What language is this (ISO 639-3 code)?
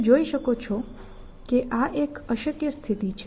guj